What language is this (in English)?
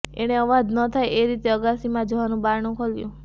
Gujarati